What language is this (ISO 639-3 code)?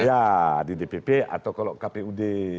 ind